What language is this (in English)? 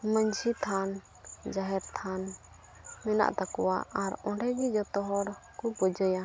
Santali